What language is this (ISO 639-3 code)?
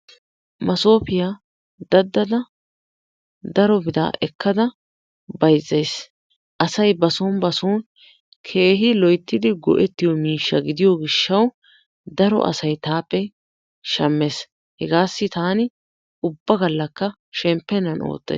wal